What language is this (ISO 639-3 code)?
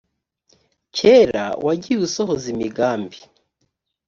kin